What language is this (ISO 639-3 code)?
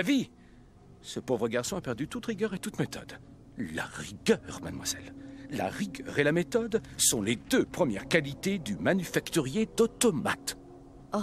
fra